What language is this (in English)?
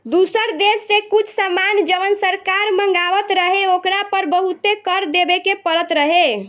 Bhojpuri